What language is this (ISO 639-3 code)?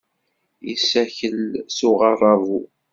kab